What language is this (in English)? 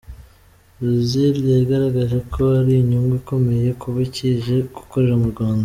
Kinyarwanda